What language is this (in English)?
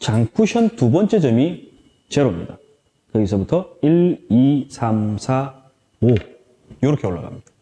Korean